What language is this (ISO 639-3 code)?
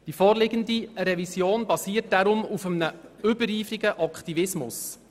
gsw